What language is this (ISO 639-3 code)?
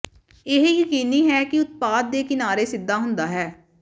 pan